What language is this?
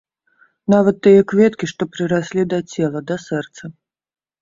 Belarusian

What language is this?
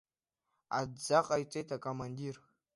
Abkhazian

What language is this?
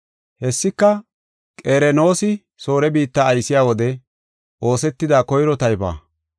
Gofa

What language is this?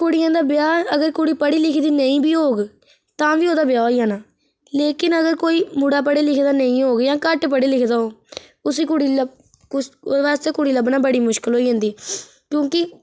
Dogri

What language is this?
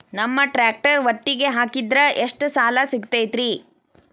Kannada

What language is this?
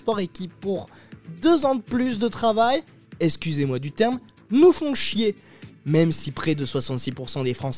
French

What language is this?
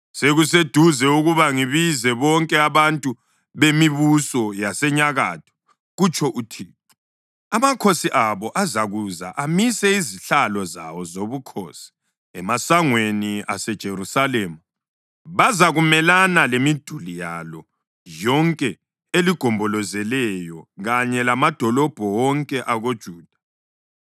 North Ndebele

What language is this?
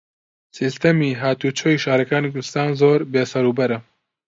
Central Kurdish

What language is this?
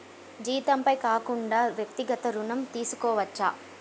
Telugu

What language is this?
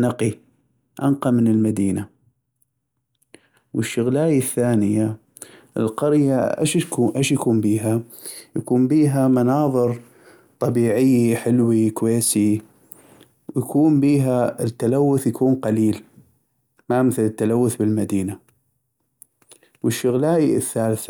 North Mesopotamian Arabic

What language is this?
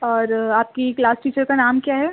Urdu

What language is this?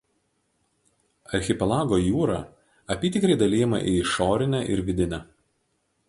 Lithuanian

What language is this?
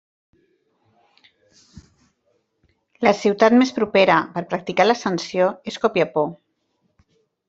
Catalan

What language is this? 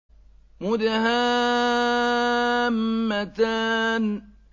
Arabic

